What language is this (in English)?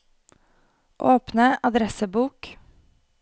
Norwegian